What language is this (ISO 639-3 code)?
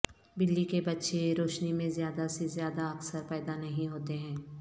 urd